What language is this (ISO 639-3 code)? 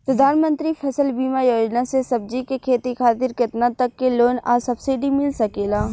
bho